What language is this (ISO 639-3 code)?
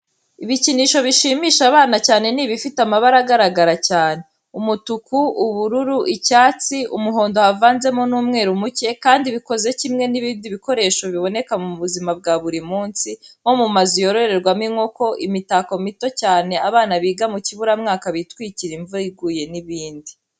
kin